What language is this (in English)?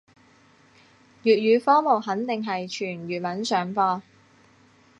Cantonese